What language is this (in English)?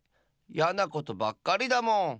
Japanese